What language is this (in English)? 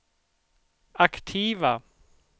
Swedish